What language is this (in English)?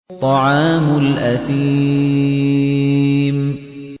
Arabic